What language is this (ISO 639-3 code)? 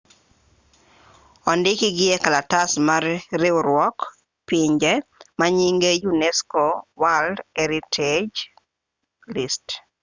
luo